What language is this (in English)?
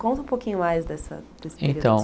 Portuguese